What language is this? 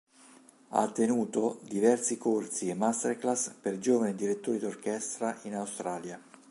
Italian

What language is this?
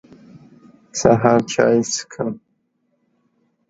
Pashto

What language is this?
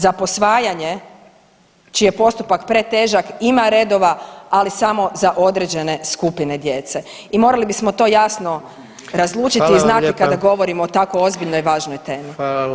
Croatian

